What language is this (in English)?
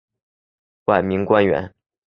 Chinese